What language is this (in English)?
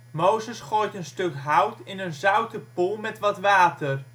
Dutch